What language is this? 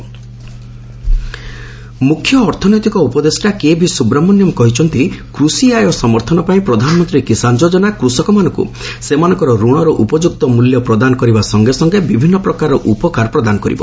Odia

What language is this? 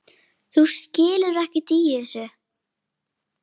Icelandic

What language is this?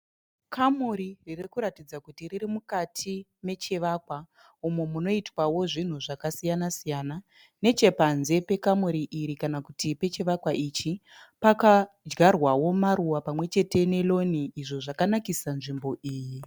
Shona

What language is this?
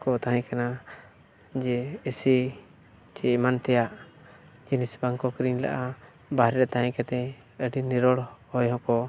Santali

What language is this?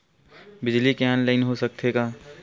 Chhattisgarhi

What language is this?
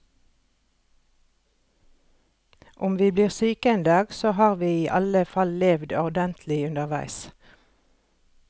Norwegian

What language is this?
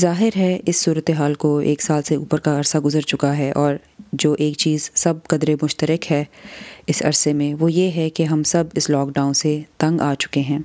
Urdu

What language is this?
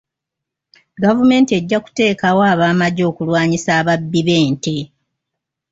Ganda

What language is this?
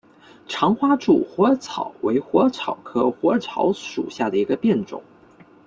Chinese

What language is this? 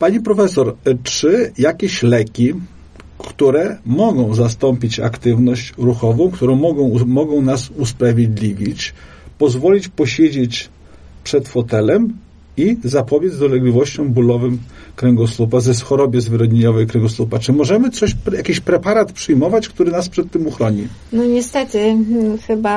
Polish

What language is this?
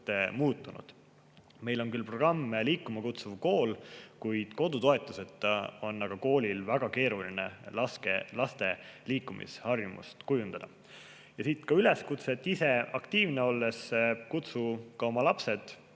Estonian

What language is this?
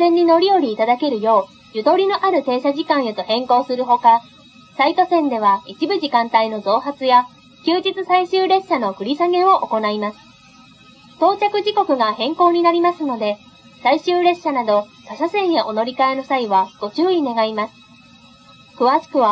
Japanese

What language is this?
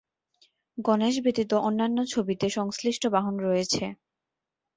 Bangla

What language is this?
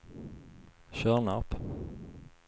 Swedish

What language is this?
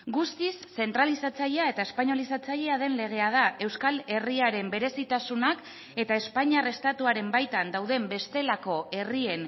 Basque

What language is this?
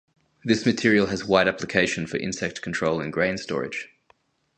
English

